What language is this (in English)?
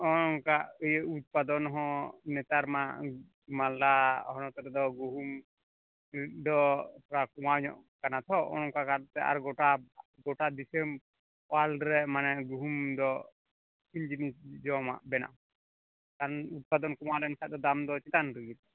Santali